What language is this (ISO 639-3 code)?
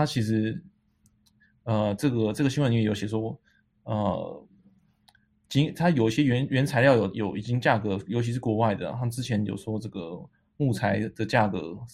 zho